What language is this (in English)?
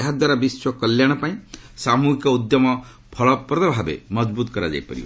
Odia